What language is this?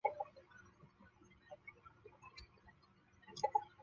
Chinese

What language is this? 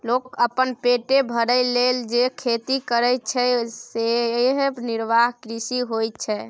Maithili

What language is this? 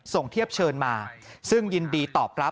Thai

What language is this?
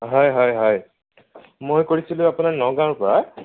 Assamese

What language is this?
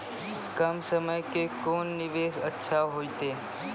Maithili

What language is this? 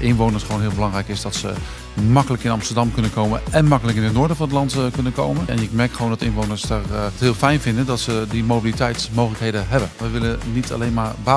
Dutch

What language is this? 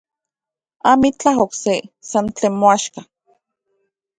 Central Puebla Nahuatl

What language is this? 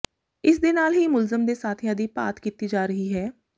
Punjabi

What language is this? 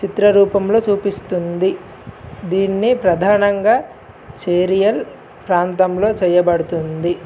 Telugu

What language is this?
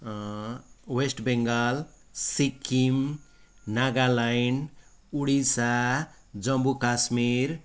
Nepali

